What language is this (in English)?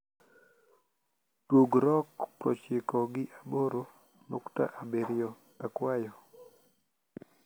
Luo (Kenya and Tanzania)